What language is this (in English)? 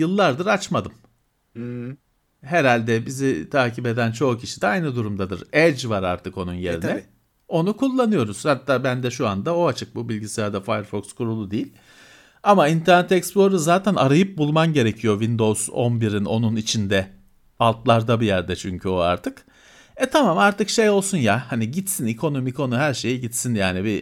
Turkish